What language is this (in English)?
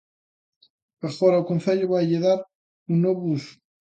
Galician